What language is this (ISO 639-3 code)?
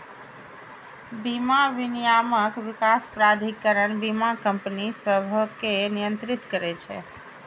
mai